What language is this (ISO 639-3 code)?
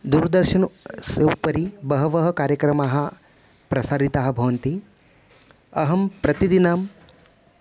san